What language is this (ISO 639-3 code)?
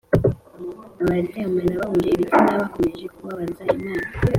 kin